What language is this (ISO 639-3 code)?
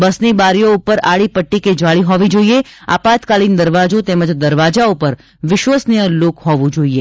guj